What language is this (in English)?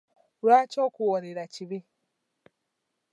Ganda